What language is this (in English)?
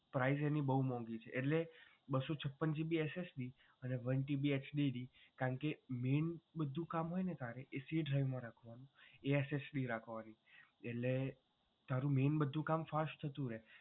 Gujarati